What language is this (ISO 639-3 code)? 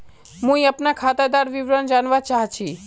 mag